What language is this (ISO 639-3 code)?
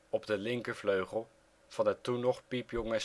nld